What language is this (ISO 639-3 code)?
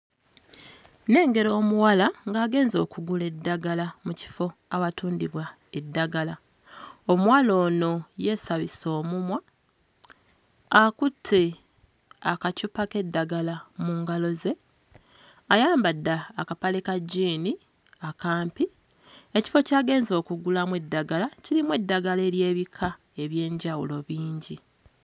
lug